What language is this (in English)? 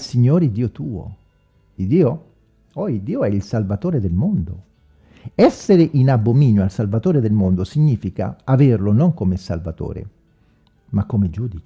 Italian